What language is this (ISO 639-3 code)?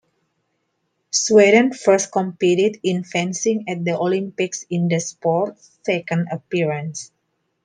eng